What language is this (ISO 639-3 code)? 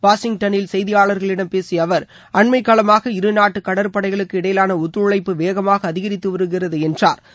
tam